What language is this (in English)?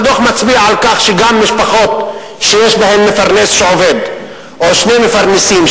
Hebrew